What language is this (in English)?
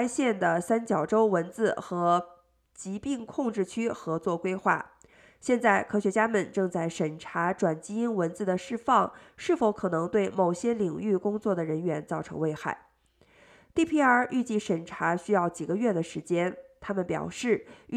Chinese